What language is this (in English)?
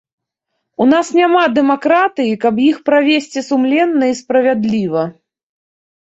Belarusian